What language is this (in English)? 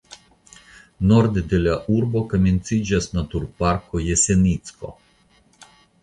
Esperanto